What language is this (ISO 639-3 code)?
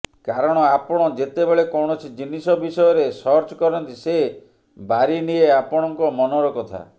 ori